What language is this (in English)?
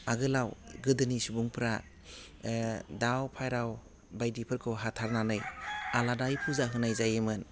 Bodo